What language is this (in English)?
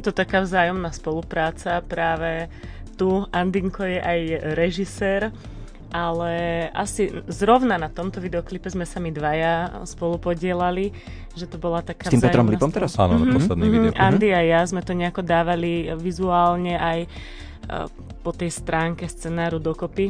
Slovak